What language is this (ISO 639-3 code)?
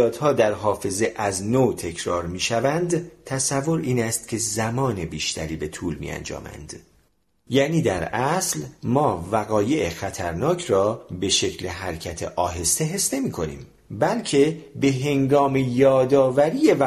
fas